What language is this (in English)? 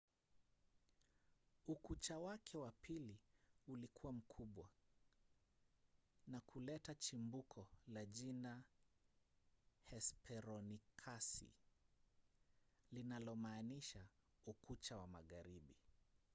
Swahili